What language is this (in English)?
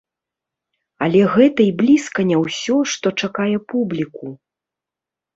Belarusian